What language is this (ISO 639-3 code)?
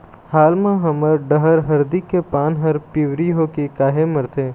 hne